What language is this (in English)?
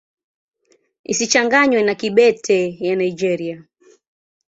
Swahili